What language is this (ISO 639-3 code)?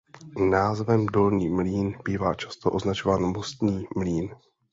ces